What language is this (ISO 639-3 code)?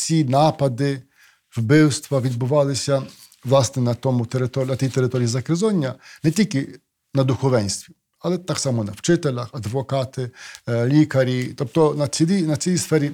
ukr